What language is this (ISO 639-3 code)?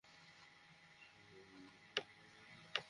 ben